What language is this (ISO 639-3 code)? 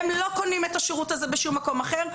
heb